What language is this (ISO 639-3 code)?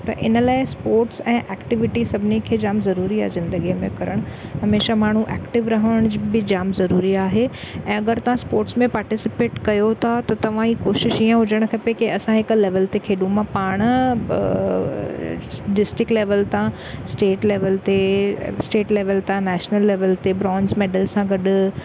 snd